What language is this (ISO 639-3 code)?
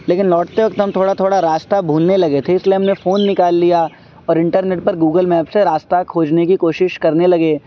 urd